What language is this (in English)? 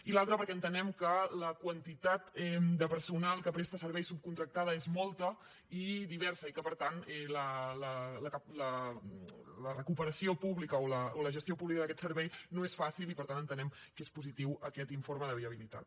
Catalan